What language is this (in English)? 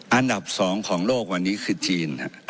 Thai